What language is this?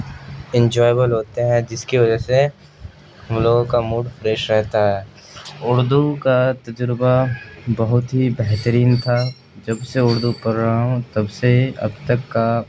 Urdu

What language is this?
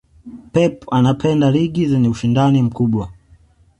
Swahili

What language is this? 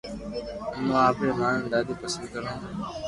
Loarki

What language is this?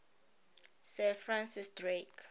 Tswana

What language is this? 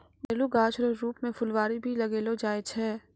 Maithili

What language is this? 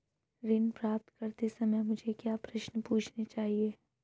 Hindi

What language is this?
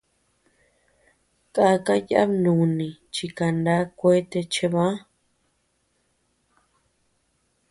Tepeuxila Cuicatec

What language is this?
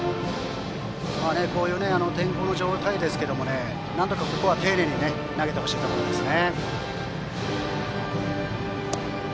Japanese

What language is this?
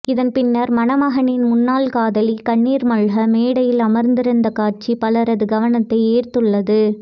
Tamil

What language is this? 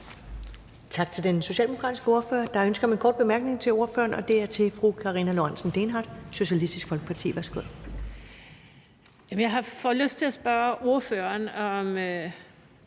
Danish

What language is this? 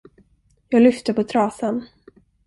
Swedish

